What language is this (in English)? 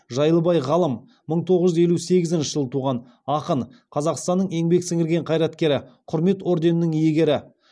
Kazakh